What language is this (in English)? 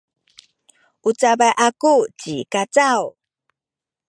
Sakizaya